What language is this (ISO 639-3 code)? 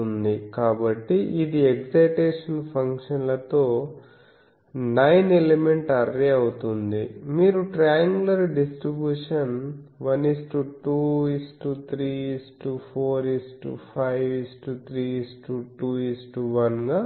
tel